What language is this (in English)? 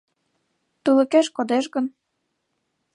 Mari